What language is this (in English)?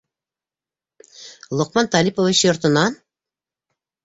Bashkir